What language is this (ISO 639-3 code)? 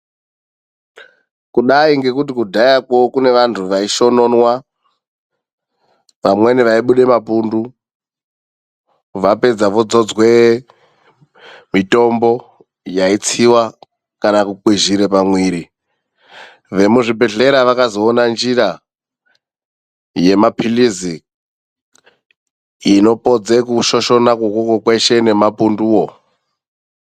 ndc